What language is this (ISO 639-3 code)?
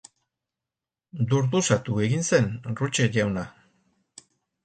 eus